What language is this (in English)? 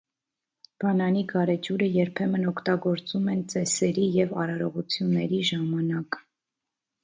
Armenian